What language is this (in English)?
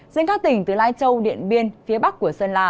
Vietnamese